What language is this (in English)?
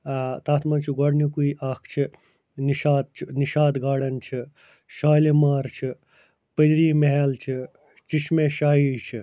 Kashmiri